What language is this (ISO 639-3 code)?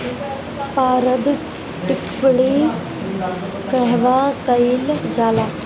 bho